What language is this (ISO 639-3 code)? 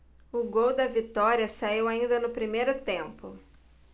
por